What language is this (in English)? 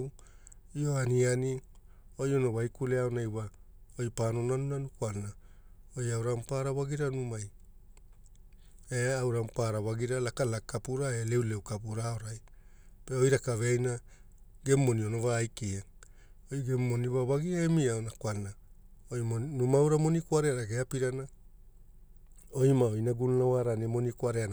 Hula